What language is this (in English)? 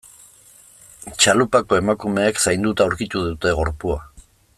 Basque